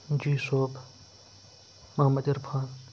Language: Kashmiri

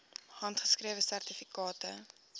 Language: Afrikaans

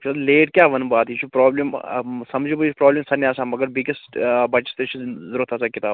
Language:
Kashmiri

